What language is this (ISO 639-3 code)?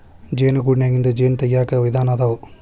kan